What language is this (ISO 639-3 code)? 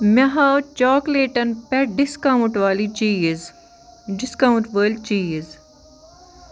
kas